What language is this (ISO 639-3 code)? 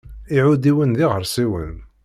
kab